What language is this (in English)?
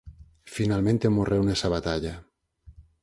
Galician